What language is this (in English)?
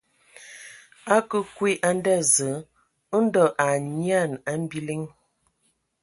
Ewondo